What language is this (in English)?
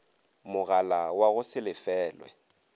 Northern Sotho